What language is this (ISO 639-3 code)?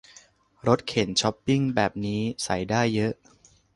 tha